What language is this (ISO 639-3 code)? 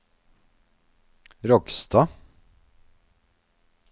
nor